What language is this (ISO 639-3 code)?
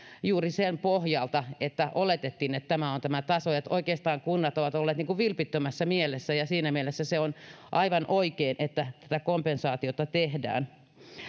fin